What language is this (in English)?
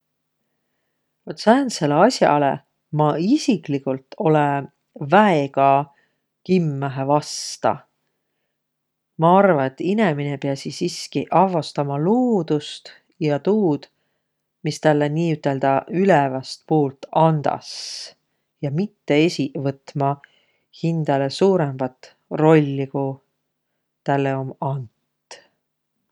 Võro